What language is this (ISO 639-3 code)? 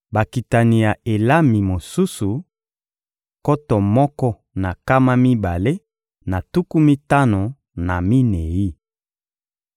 lin